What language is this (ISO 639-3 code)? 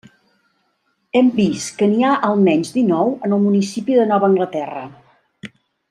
cat